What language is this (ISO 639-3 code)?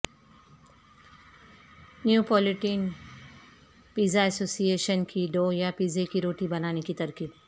urd